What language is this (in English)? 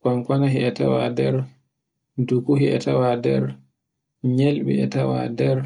Borgu Fulfulde